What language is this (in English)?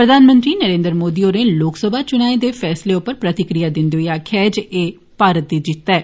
Dogri